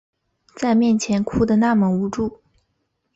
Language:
Chinese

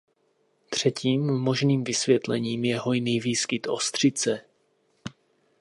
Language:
Czech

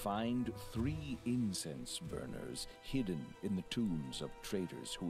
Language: French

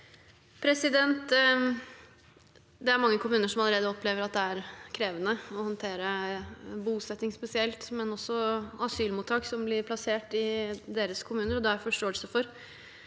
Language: Norwegian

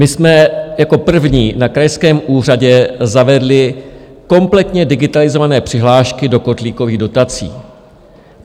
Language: Czech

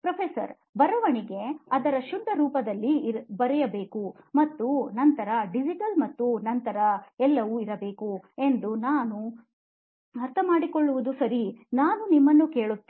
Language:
Kannada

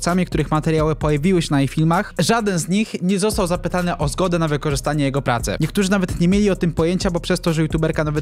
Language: Polish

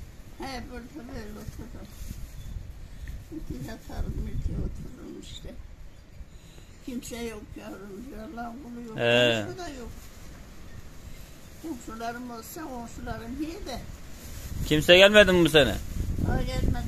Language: Turkish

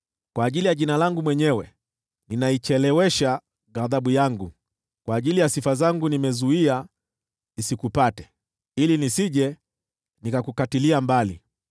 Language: Swahili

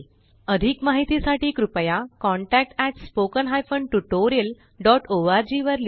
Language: Marathi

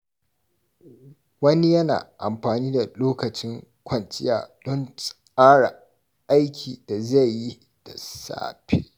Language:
Hausa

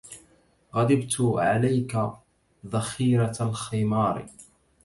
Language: Arabic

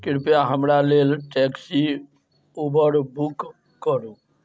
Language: Maithili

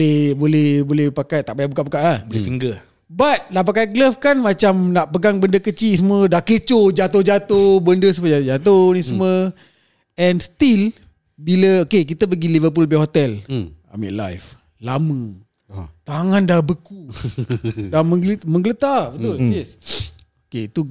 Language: Malay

